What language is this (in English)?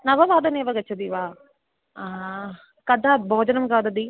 Sanskrit